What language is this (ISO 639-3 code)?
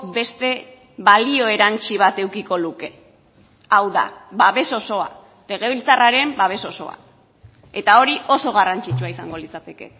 eus